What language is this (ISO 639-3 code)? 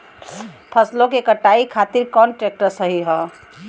bho